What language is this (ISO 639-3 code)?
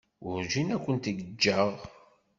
kab